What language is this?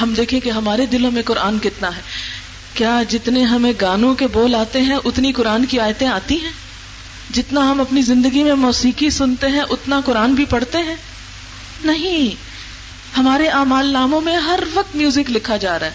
Urdu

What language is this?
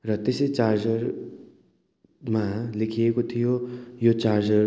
Nepali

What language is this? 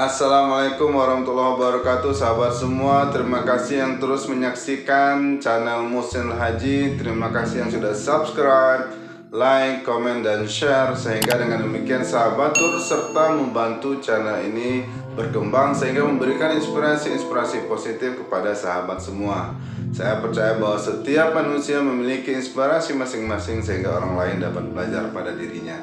Indonesian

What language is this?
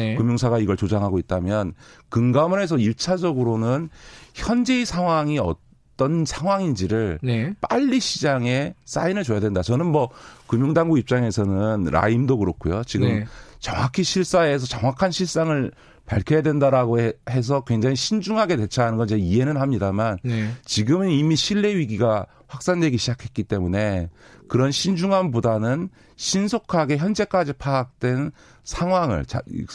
Korean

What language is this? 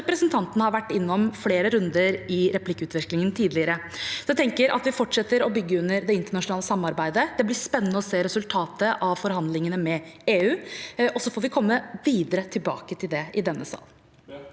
Norwegian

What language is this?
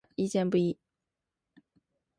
Chinese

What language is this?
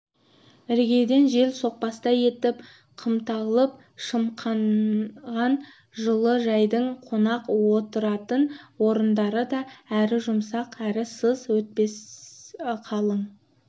Kazakh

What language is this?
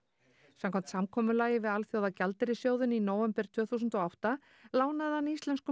Icelandic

